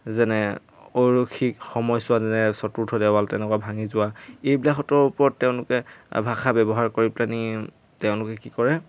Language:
Assamese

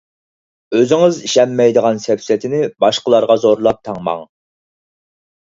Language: Uyghur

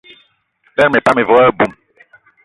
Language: Eton (Cameroon)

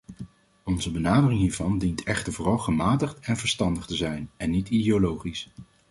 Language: Dutch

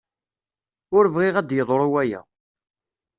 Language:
Kabyle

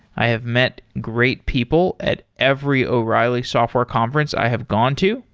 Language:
English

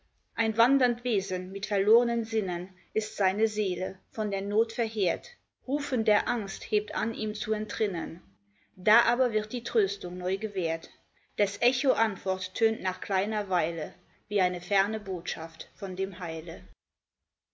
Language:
German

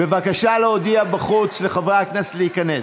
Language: Hebrew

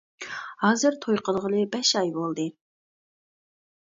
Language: Uyghur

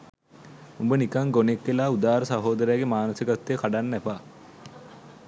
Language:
Sinhala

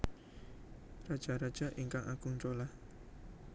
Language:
Javanese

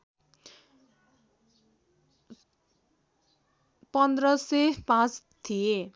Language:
Nepali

